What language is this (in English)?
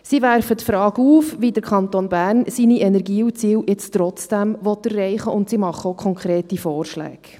Swiss German